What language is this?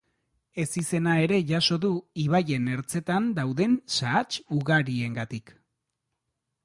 Basque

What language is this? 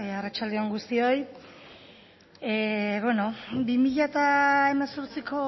Basque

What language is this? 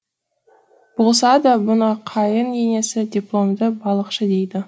Kazakh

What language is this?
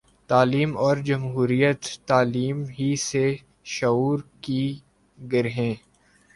Urdu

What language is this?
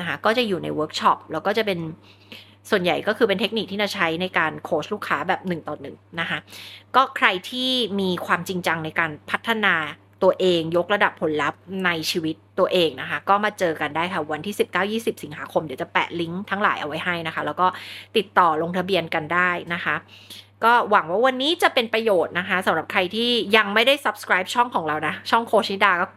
Thai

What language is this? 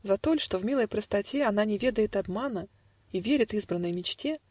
Russian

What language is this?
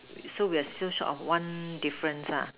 English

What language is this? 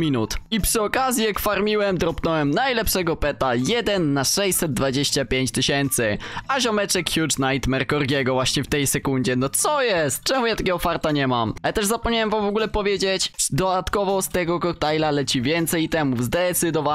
Polish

